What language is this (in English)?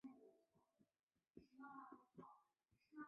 Chinese